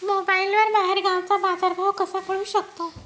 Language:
Marathi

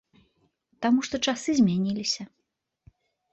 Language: Belarusian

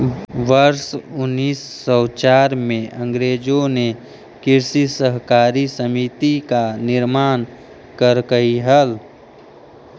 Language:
Magahi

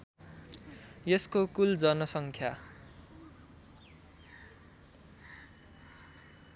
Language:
Nepali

